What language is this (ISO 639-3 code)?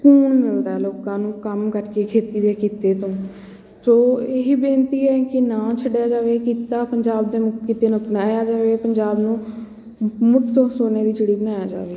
pan